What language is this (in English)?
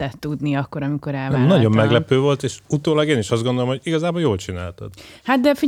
Hungarian